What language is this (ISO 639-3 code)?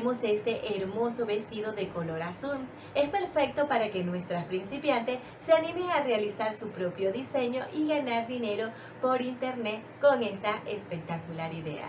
spa